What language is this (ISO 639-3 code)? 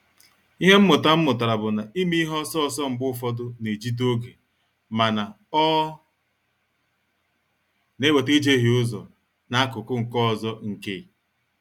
ibo